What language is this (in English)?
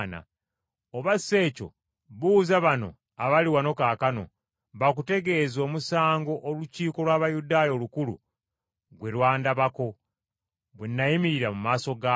Ganda